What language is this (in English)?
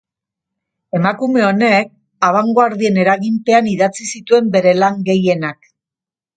Basque